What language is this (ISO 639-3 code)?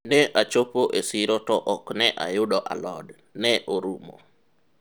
luo